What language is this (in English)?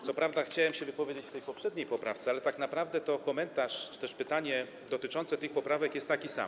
Polish